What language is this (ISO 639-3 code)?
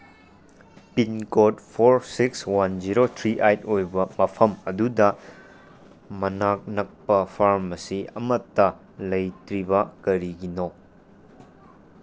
mni